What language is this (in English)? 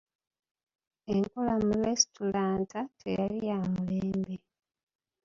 Ganda